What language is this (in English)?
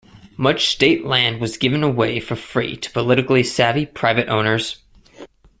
English